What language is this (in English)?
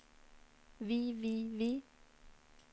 Norwegian